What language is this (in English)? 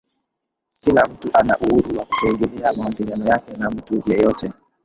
Swahili